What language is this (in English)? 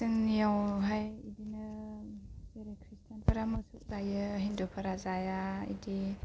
Bodo